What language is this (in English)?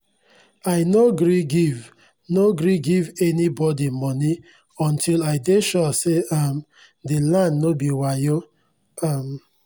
Nigerian Pidgin